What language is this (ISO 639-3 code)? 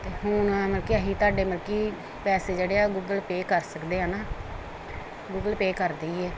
pan